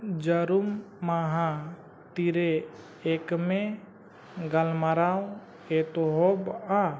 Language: Santali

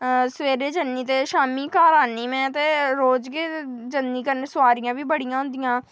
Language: Dogri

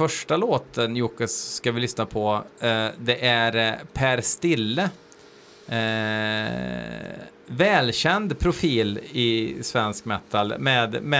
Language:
Swedish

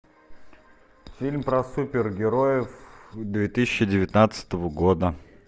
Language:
Russian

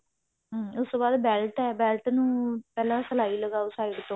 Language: Punjabi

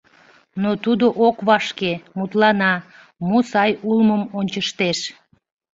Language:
Mari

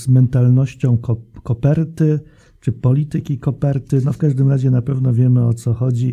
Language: Polish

